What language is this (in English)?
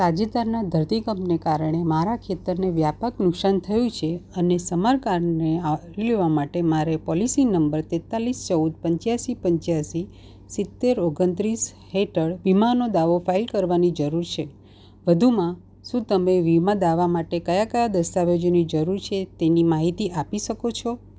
Gujarati